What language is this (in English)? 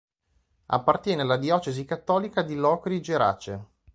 Italian